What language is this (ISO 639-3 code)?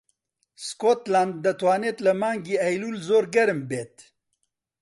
ckb